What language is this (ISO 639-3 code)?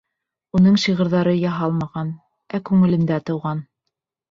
bak